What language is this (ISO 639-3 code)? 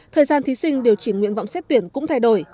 vie